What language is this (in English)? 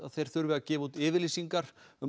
Icelandic